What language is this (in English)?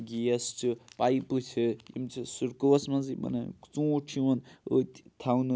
Kashmiri